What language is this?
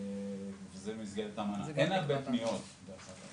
Hebrew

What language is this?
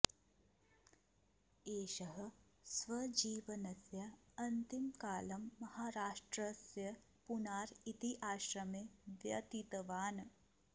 Sanskrit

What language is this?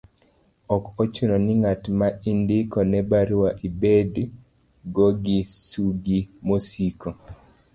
Luo (Kenya and Tanzania)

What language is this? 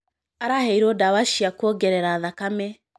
Kikuyu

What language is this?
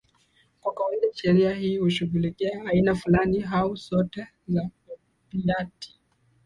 Swahili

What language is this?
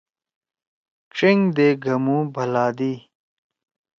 Torwali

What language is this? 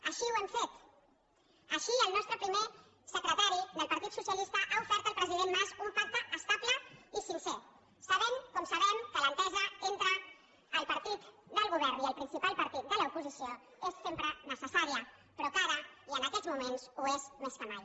Catalan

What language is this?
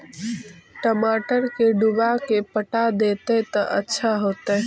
Magahi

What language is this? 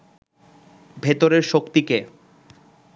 Bangla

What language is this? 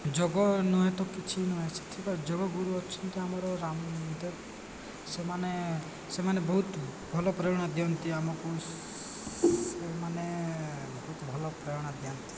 Odia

